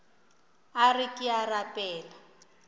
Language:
Northern Sotho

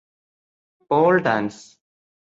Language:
Malayalam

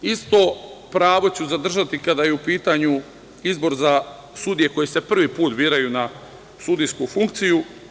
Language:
Serbian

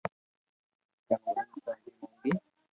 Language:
Loarki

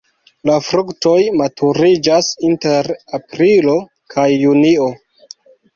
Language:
Esperanto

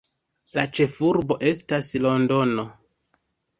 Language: Esperanto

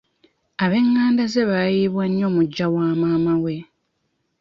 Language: Ganda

